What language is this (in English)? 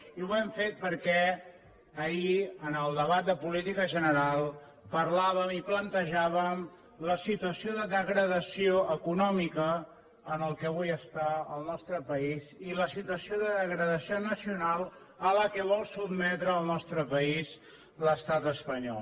Catalan